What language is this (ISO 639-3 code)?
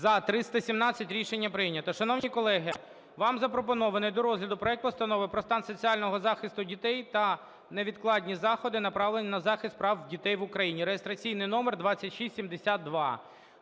ukr